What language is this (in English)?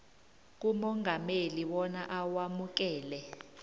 South Ndebele